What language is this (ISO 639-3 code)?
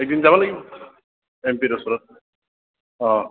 asm